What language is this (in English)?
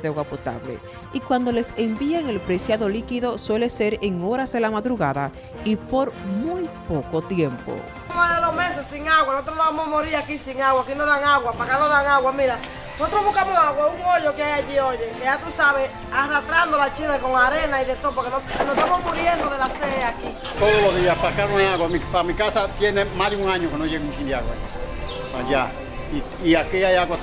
Spanish